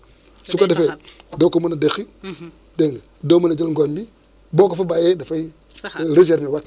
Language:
Wolof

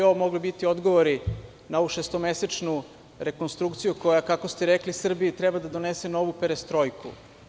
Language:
Serbian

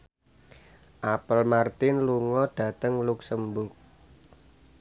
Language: Javanese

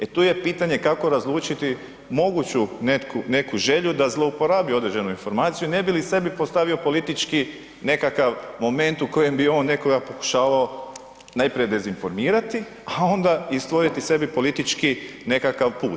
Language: Croatian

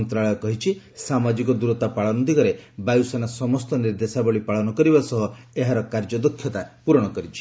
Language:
Odia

